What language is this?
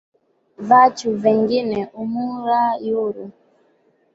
Swahili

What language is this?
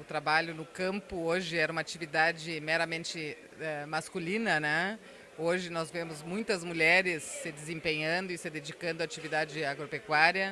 Portuguese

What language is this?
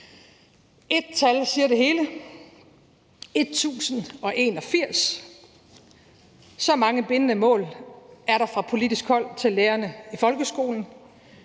Danish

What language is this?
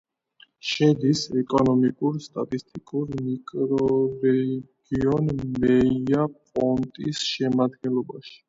Georgian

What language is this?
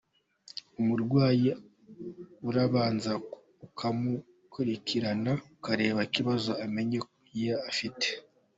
Kinyarwanda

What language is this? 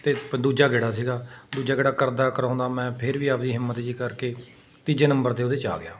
Punjabi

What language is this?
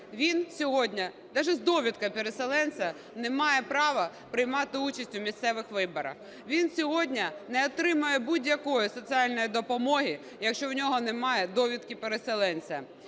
Ukrainian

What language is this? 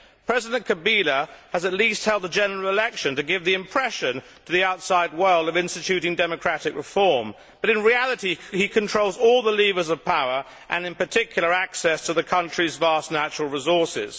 English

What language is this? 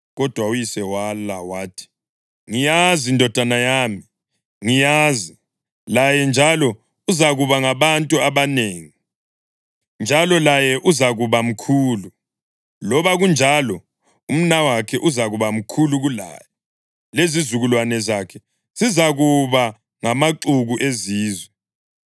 North Ndebele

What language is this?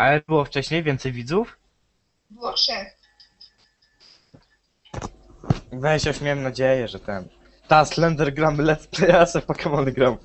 Polish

